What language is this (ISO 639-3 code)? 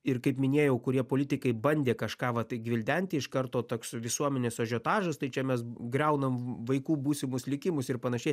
lit